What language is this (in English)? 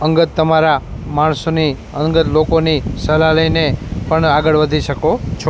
Gujarati